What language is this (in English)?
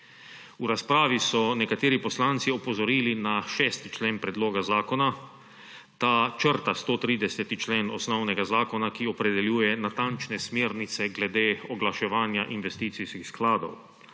Slovenian